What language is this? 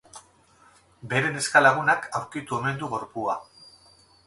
Basque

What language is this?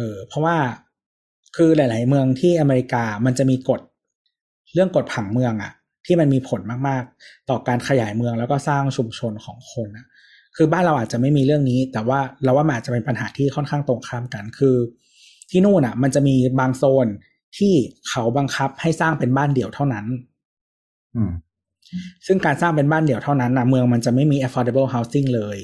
Thai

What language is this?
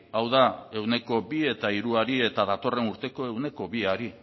Basque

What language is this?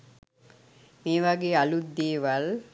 Sinhala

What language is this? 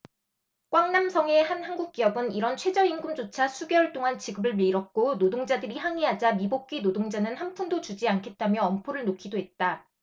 Korean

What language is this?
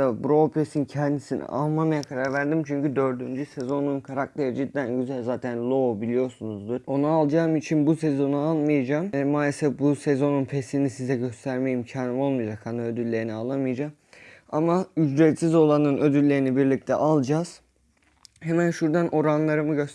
Turkish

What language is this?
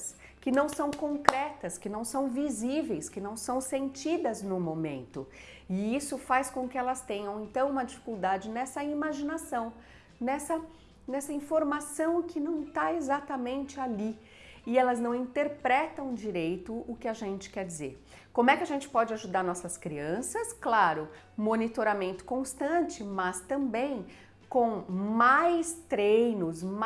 Portuguese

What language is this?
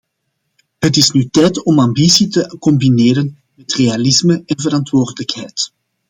Dutch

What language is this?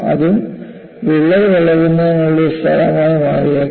Malayalam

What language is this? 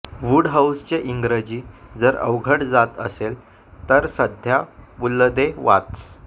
Marathi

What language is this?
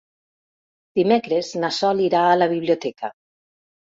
Catalan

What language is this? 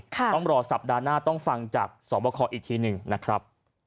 Thai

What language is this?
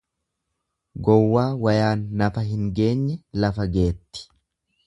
Oromo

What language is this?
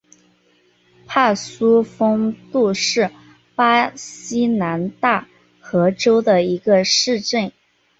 Chinese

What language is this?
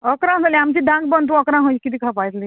Konkani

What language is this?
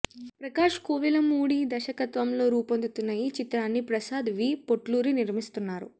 Telugu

